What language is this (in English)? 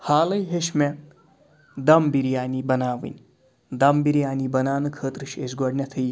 Kashmiri